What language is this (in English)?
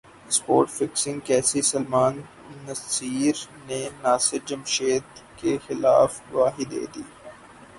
Urdu